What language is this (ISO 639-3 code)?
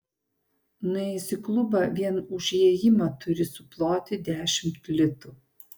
lit